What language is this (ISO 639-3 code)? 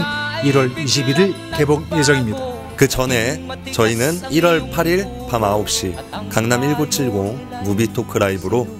kor